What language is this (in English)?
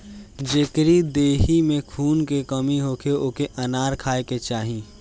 Bhojpuri